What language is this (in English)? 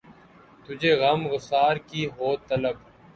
Urdu